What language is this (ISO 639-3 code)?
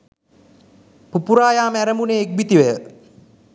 sin